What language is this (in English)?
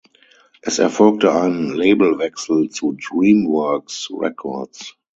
German